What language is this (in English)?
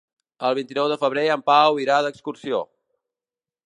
Catalan